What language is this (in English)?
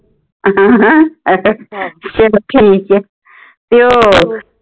Punjabi